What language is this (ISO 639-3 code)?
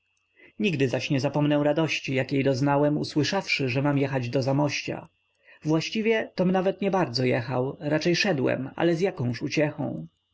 pol